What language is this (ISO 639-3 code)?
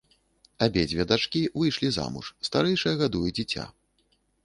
bel